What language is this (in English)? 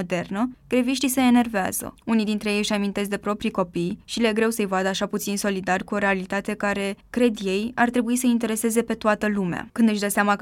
Romanian